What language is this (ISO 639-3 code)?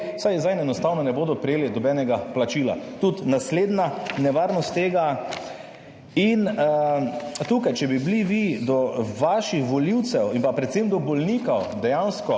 slv